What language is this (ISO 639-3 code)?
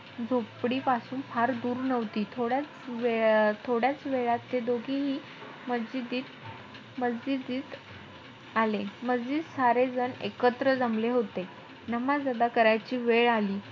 mar